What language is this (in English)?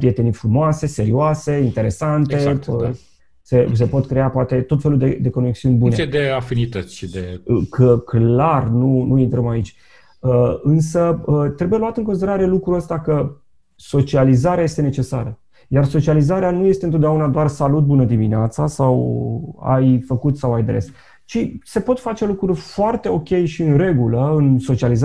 Romanian